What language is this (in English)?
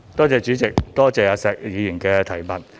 Cantonese